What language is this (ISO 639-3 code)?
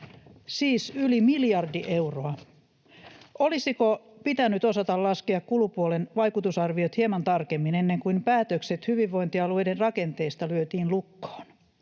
fin